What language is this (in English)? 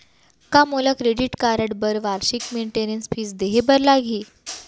Chhattisgarhi